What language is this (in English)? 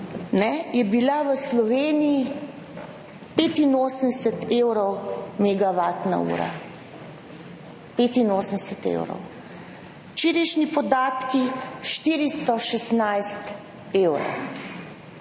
Slovenian